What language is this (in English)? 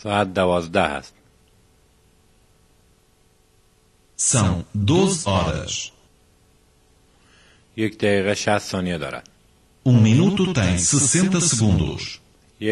Portuguese